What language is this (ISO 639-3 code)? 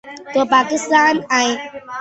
urd